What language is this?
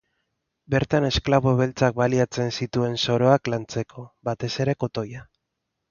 Basque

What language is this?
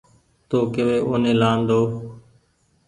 Goaria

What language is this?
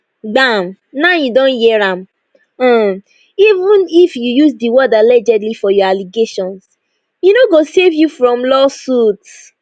Nigerian Pidgin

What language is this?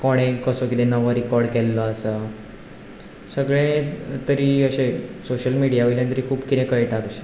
Konkani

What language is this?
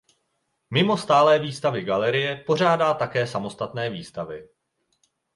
Czech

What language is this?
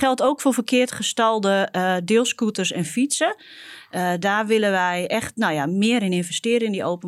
Dutch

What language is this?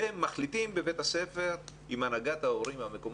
Hebrew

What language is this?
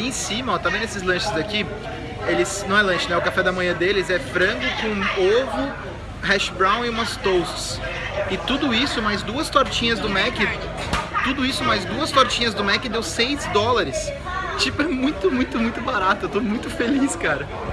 Portuguese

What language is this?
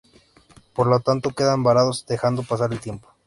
Spanish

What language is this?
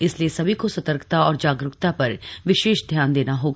Hindi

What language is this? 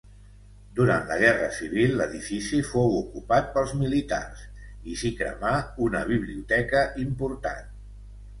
Catalan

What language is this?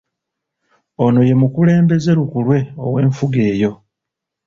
Ganda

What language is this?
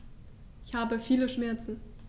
German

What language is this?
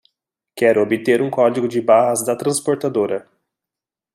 Portuguese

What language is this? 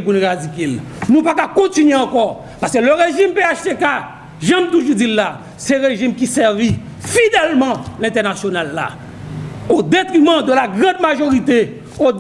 French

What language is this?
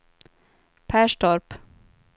Swedish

